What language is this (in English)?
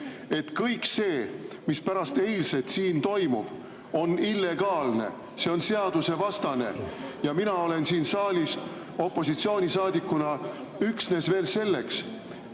Estonian